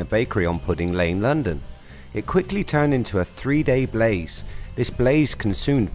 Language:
English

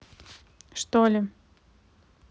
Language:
Russian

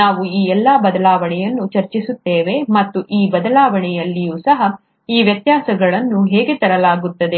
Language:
Kannada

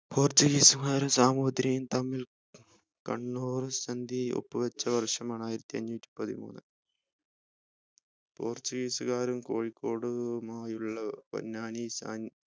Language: Malayalam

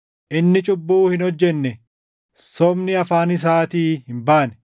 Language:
Oromo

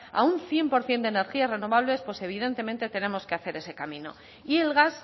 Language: Spanish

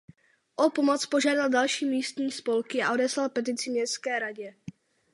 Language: Czech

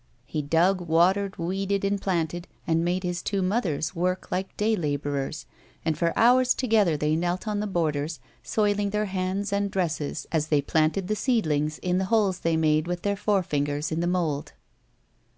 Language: English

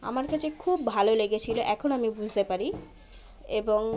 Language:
Bangla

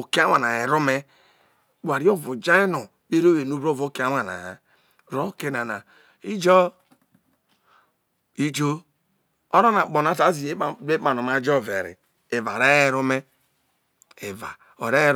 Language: Isoko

